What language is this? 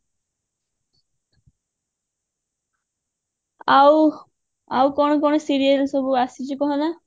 Odia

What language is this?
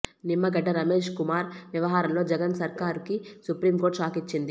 Telugu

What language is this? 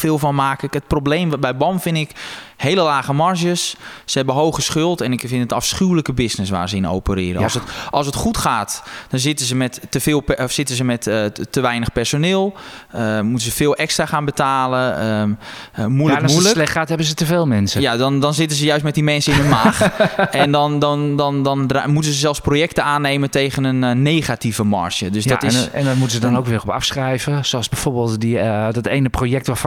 Dutch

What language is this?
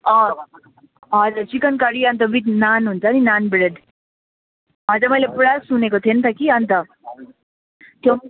Nepali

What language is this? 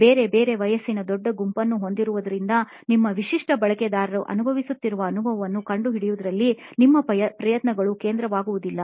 Kannada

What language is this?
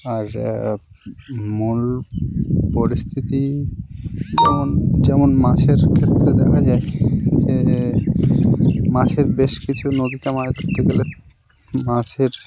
Bangla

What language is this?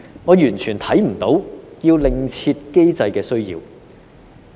Cantonese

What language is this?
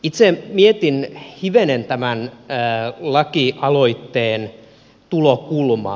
Finnish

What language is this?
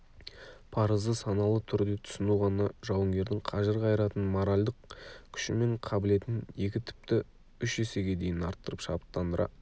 Kazakh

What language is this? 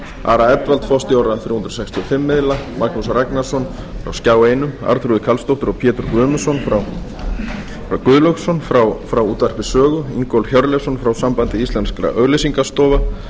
Icelandic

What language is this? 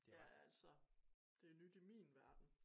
Danish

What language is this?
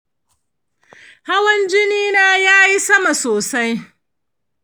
Hausa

